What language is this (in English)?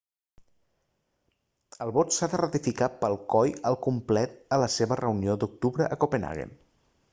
Catalan